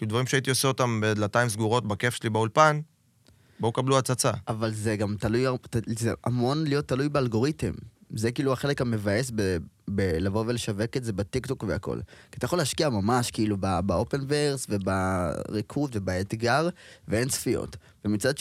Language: Hebrew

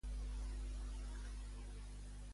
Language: Catalan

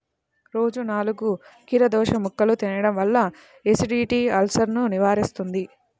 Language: Telugu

